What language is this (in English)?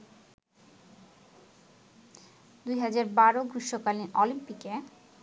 Bangla